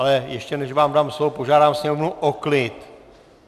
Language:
Czech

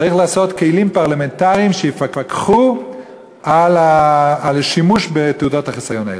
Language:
Hebrew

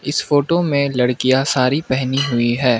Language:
Hindi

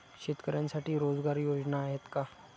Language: Marathi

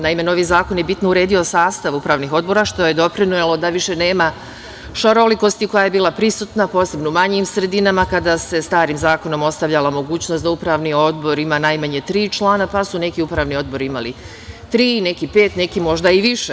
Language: Serbian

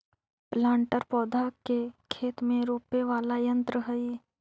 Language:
Magahi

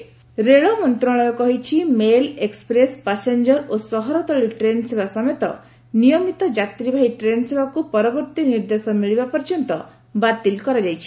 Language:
Odia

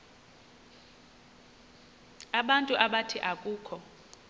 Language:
Xhosa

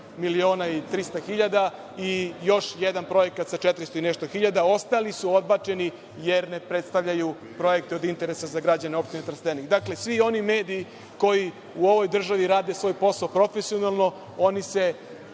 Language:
Serbian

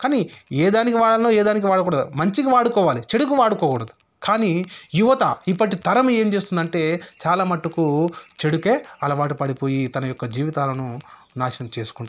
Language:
Telugu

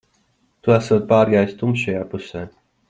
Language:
Latvian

